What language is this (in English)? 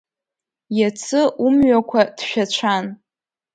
Abkhazian